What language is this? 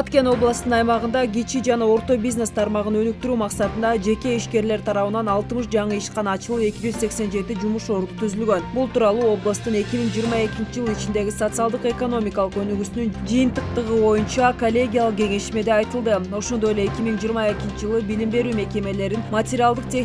Turkish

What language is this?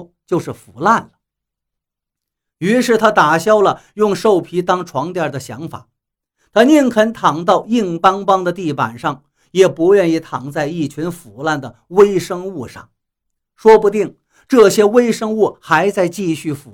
Chinese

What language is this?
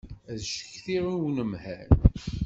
Kabyle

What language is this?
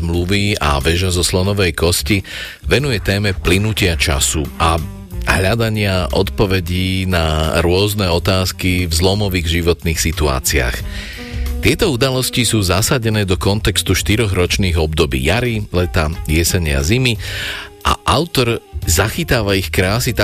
Slovak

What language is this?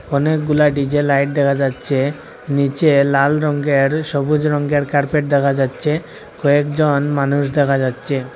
Bangla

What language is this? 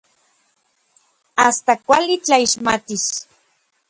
Orizaba Nahuatl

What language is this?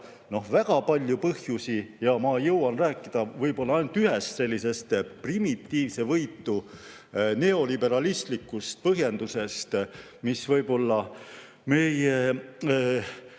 Estonian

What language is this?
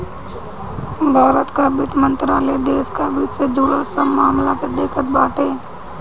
Bhojpuri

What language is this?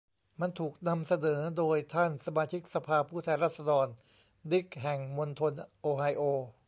Thai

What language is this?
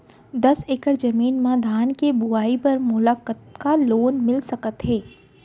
Chhattisgarhi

